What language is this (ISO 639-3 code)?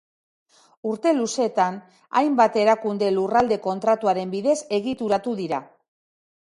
eus